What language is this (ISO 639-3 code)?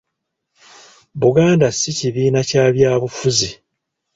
lug